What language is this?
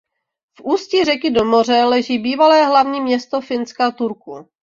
Czech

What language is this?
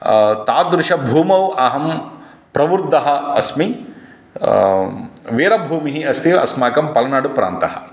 Sanskrit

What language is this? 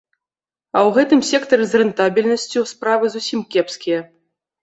Belarusian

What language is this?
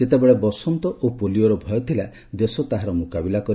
Odia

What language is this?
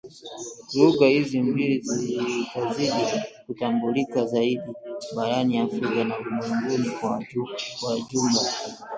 Swahili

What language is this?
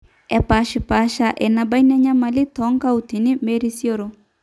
Masai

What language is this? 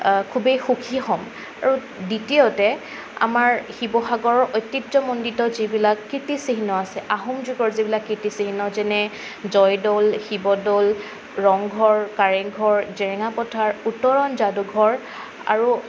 Assamese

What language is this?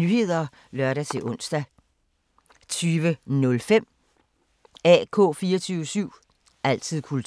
Danish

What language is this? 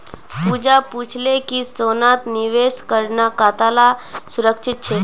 Magahi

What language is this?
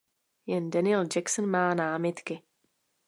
Czech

